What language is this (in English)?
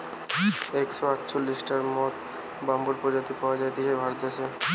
Bangla